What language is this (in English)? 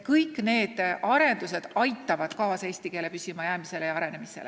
Estonian